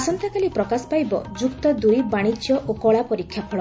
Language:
Odia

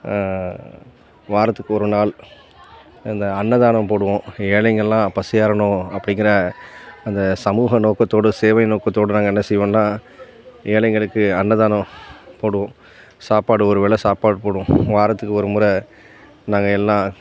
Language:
Tamil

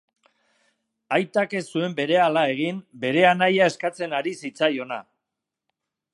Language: Basque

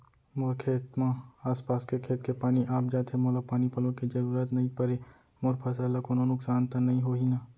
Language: Chhattisgarhi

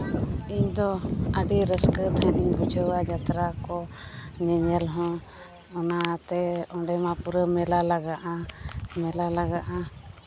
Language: Santali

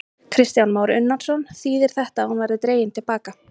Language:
Icelandic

